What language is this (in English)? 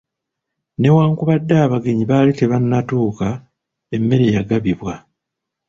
Ganda